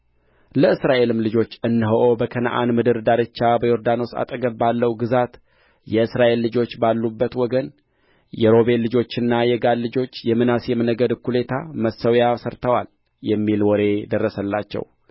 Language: Amharic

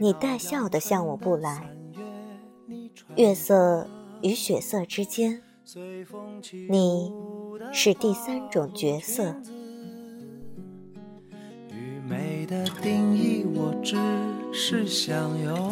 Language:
Chinese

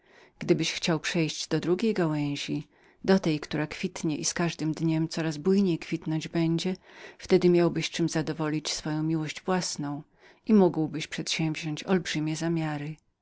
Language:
Polish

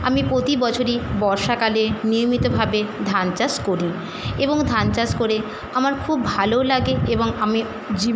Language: Bangla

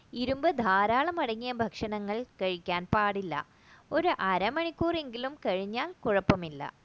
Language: Malayalam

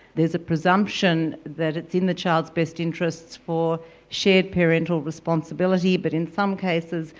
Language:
English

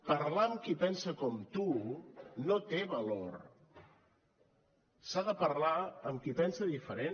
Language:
Catalan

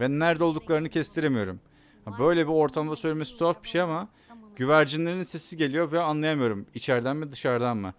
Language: Turkish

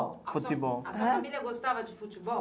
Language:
Portuguese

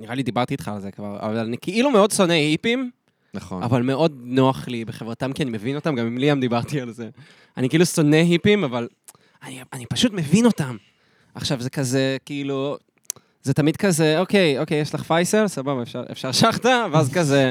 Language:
Hebrew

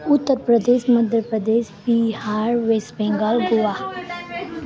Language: Nepali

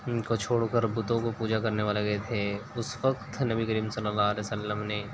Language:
Urdu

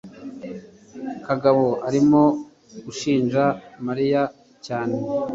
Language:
Kinyarwanda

